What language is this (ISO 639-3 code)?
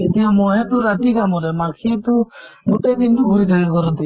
asm